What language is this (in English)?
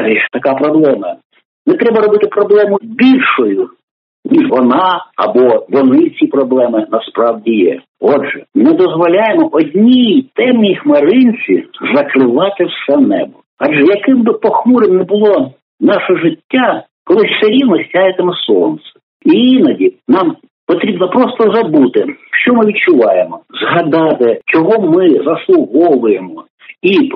Ukrainian